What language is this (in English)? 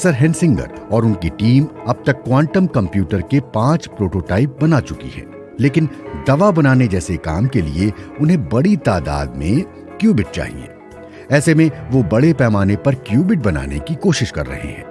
Hindi